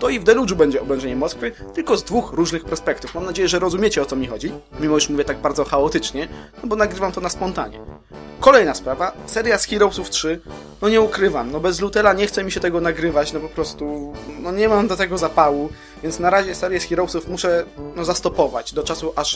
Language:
Polish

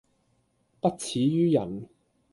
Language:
Cantonese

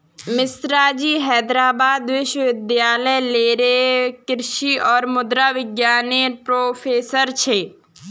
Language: Magahi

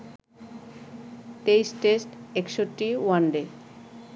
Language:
Bangla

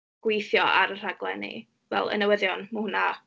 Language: Welsh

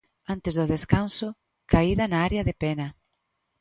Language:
Galician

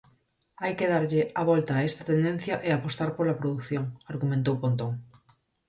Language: Galician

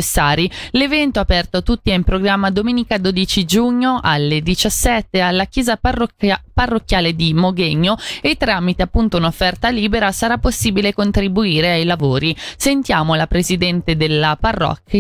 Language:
Italian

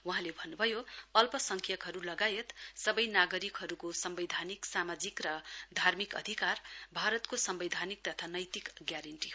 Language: Nepali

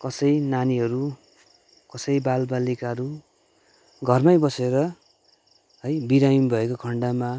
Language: Nepali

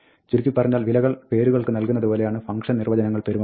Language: Malayalam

